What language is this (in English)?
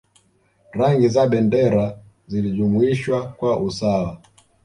Swahili